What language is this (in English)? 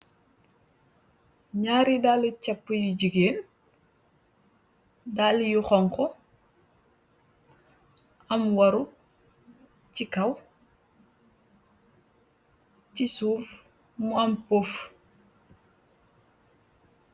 Wolof